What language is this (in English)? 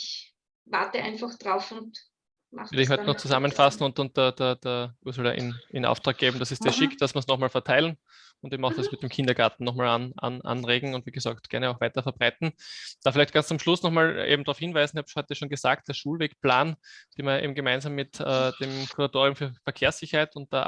German